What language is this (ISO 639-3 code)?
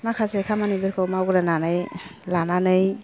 brx